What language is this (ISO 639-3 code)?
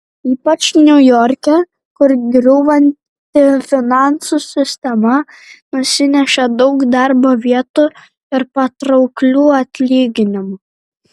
lit